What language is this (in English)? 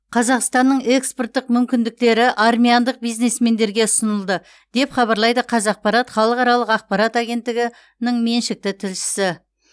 Kazakh